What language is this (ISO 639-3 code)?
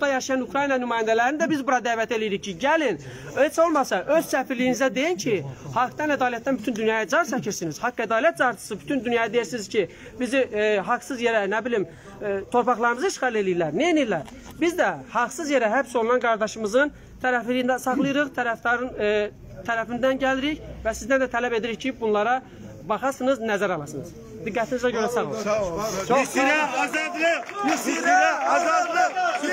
tur